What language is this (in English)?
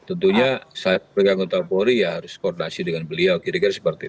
Indonesian